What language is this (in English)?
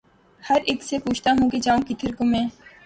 Urdu